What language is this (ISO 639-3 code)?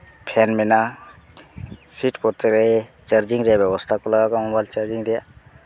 sat